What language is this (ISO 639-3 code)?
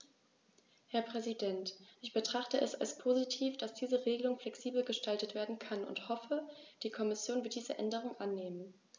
deu